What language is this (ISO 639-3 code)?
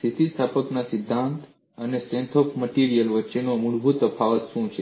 guj